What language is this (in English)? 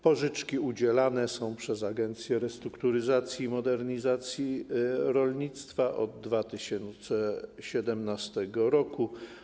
Polish